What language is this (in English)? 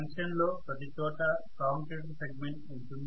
Telugu